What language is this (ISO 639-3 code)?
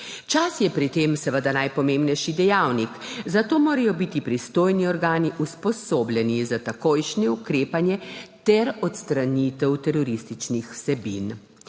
slv